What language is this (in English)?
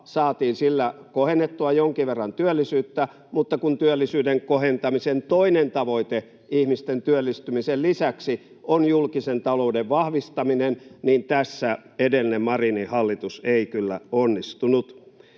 Finnish